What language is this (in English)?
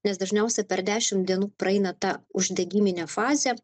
Lithuanian